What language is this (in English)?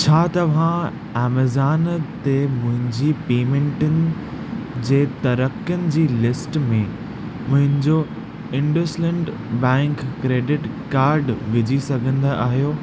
Sindhi